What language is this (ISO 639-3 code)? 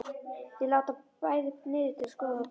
isl